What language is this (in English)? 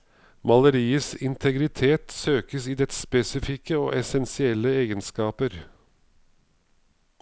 Norwegian